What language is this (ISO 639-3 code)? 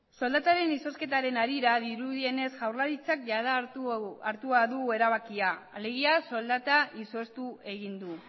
eus